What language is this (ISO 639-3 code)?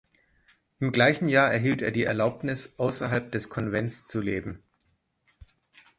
deu